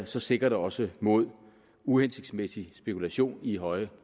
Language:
Danish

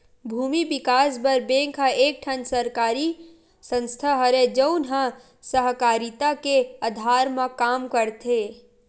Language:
Chhattisgarhi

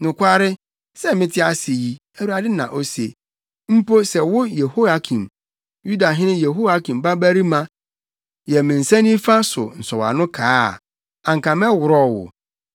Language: Akan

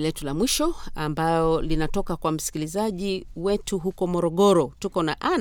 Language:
Swahili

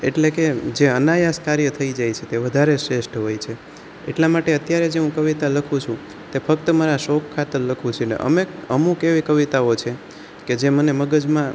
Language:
Gujarati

